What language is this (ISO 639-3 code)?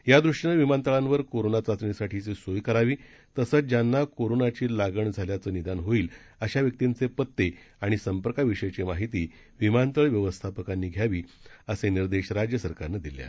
mar